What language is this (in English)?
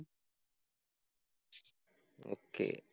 Malayalam